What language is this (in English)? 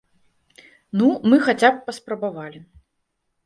Belarusian